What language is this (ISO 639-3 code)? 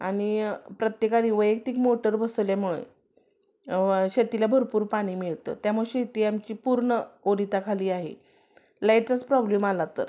mar